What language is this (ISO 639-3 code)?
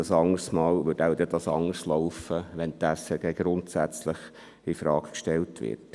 gsw